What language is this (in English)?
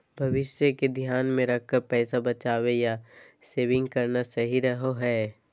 Magahi